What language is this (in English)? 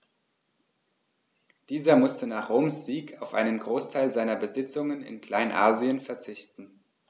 German